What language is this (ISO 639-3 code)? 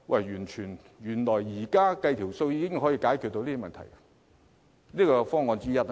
yue